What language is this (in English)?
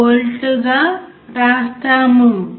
Telugu